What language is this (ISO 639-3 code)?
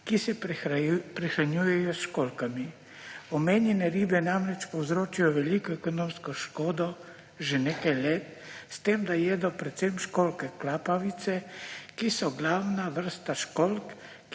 slv